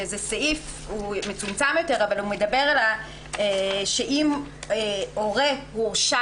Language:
Hebrew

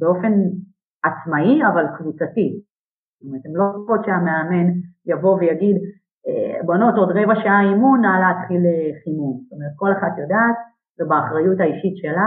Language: Hebrew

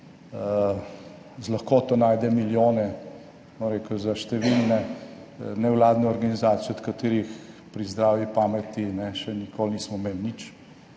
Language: Slovenian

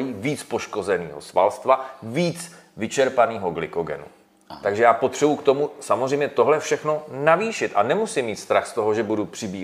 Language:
Czech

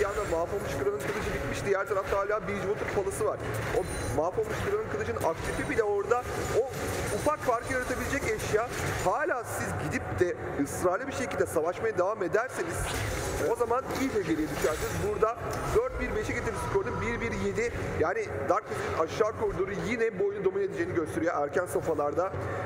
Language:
Turkish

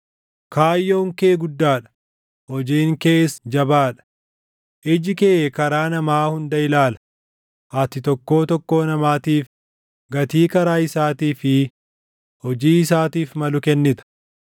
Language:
Oromo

